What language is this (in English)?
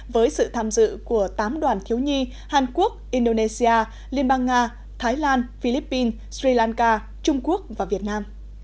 Vietnamese